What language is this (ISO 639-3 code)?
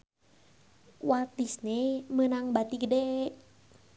sun